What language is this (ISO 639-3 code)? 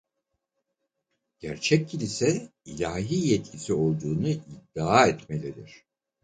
tur